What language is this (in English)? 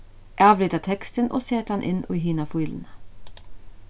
Faroese